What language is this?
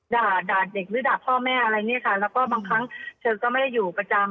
Thai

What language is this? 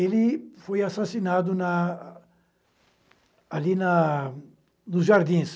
Portuguese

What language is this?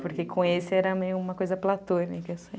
Portuguese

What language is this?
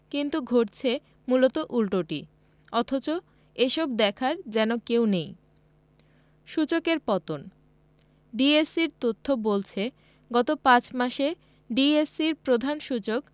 Bangla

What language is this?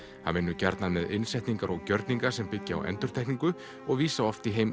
Icelandic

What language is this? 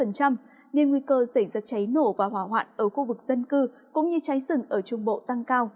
Vietnamese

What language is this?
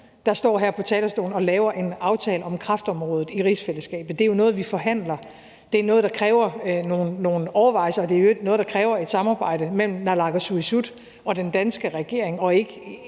Danish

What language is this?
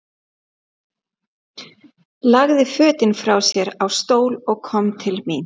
Icelandic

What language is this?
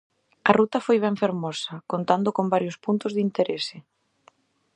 Galician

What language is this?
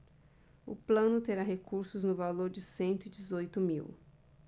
Portuguese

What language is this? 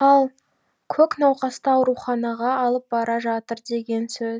Kazakh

